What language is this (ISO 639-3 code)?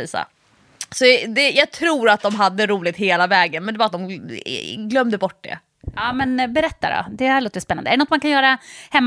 swe